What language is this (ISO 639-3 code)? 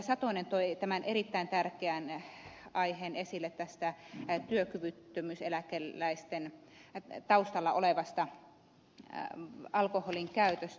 fin